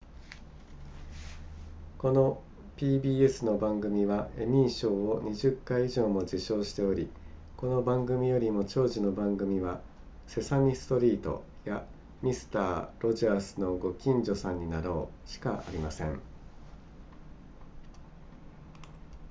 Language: Japanese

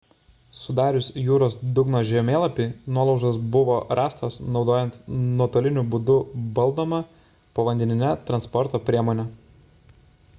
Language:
Lithuanian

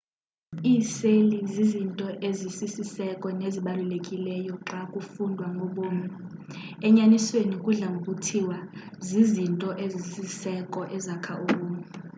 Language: Xhosa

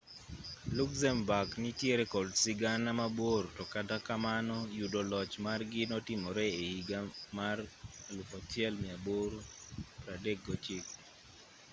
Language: Luo (Kenya and Tanzania)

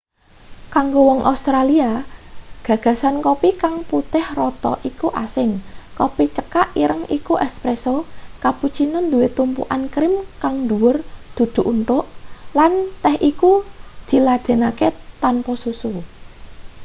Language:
Javanese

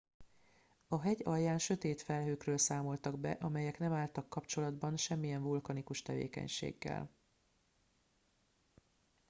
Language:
Hungarian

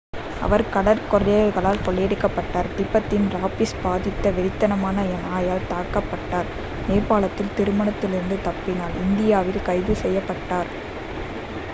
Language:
Tamil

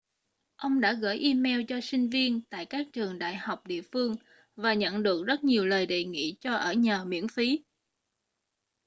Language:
Vietnamese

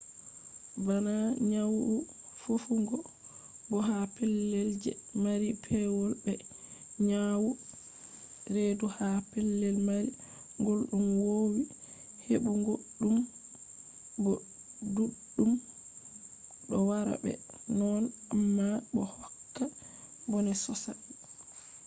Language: Fula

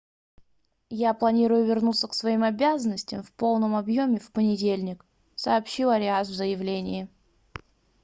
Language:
Russian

